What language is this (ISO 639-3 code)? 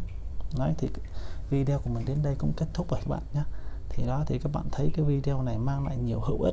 vie